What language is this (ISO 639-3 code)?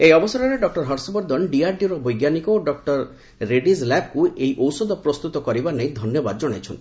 ori